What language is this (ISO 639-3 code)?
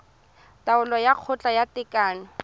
tsn